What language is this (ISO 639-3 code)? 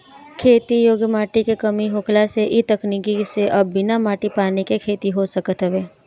bho